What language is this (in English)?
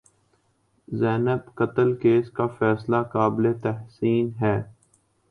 Urdu